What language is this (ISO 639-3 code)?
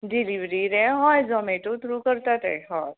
kok